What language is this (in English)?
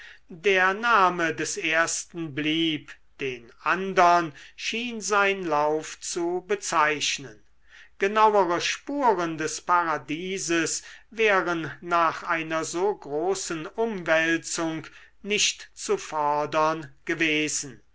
German